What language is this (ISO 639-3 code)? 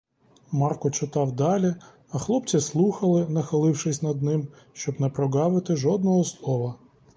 ukr